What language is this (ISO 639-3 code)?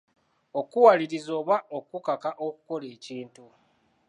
lug